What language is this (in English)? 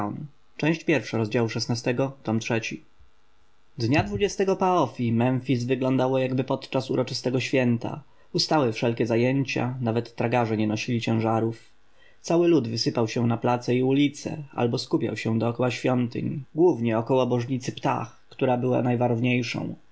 Polish